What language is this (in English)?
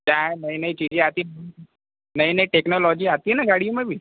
Hindi